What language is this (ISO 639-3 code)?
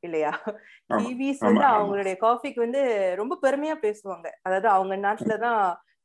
tam